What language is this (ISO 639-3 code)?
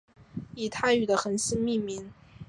zho